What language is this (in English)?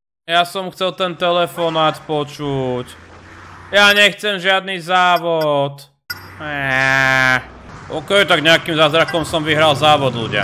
Slovak